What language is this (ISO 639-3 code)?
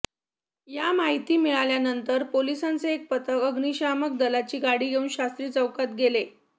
mar